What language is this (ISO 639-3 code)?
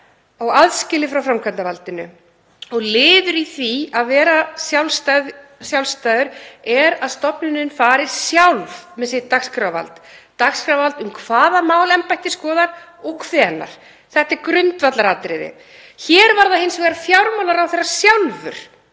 isl